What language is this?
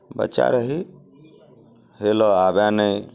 Maithili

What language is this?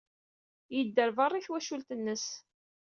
Kabyle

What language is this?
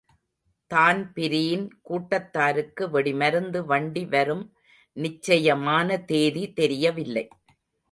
Tamil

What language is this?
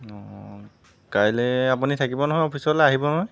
Assamese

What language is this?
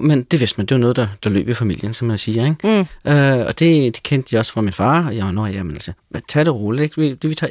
Danish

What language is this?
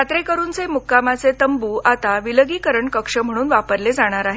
Marathi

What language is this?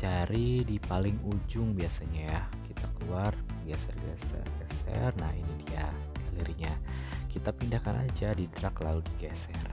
Indonesian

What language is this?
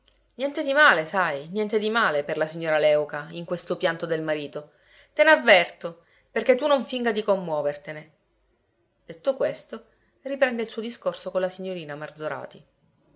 Italian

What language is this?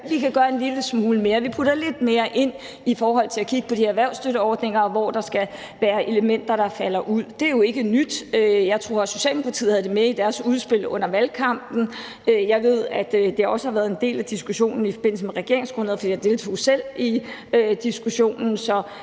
Danish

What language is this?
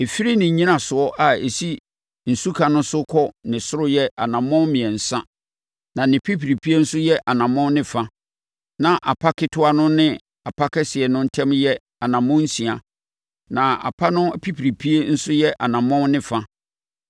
Akan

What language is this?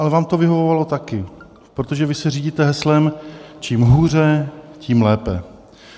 Czech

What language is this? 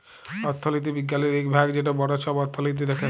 Bangla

